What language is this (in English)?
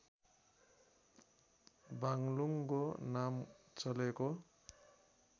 Nepali